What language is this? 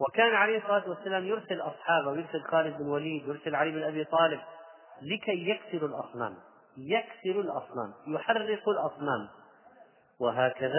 Arabic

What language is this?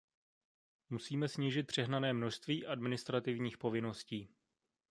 Czech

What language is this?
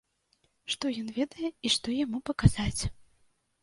Belarusian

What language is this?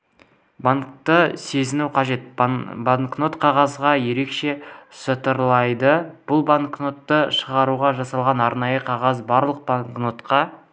Kazakh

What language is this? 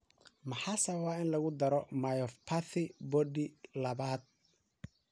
Somali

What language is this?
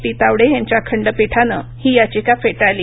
Marathi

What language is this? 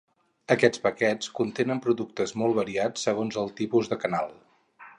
Catalan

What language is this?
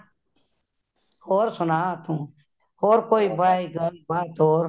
Punjabi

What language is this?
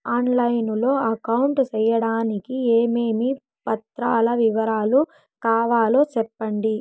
Telugu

